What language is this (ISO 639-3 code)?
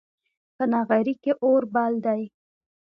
pus